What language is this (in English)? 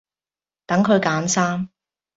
Cantonese